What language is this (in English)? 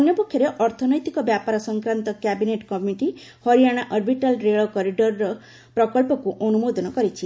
Odia